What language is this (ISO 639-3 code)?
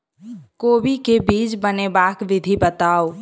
mai